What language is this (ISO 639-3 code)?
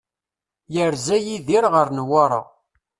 kab